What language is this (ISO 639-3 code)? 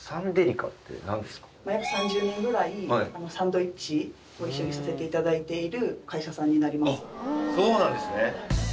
jpn